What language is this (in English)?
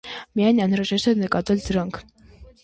Armenian